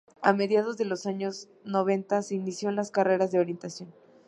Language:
Spanish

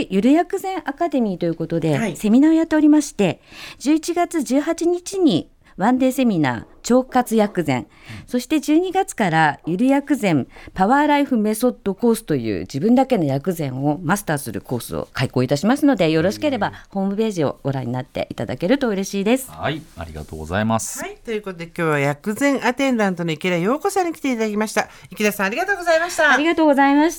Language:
Japanese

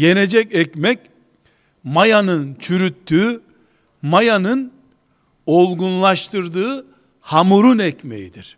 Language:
Turkish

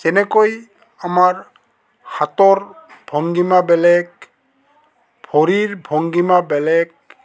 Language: Assamese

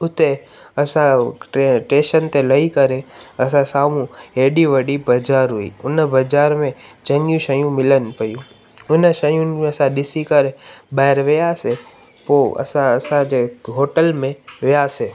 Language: Sindhi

